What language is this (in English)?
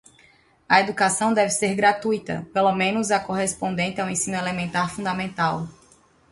Portuguese